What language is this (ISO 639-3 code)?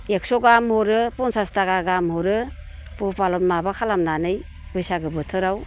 brx